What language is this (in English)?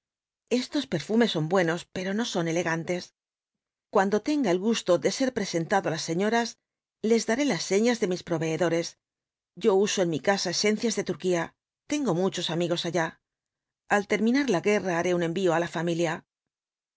Spanish